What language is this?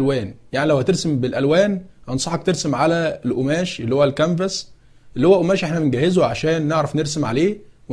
Arabic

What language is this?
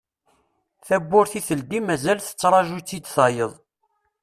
Kabyle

